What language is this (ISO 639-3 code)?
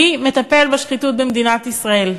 heb